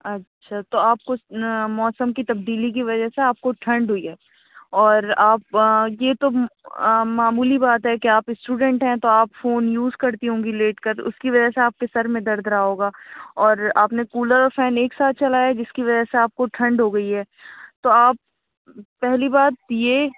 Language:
Urdu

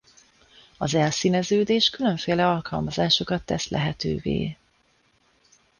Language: Hungarian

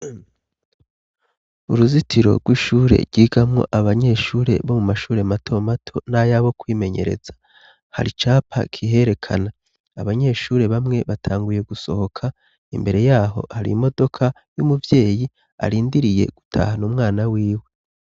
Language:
Rundi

